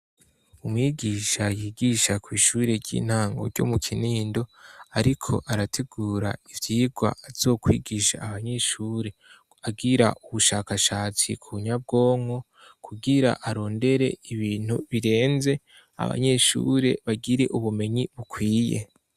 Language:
Rundi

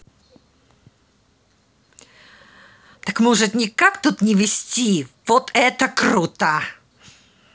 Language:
Russian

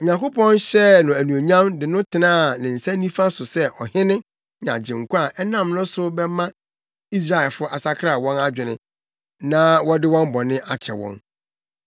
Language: Akan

